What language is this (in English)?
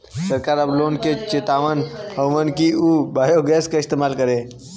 Bhojpuri